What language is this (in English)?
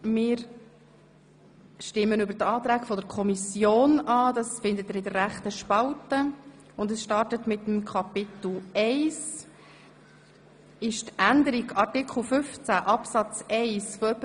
Swiss German